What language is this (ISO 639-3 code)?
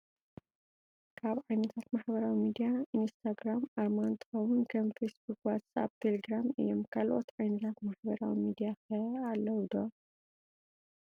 tir